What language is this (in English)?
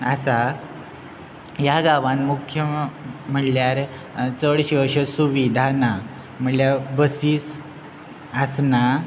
Konkani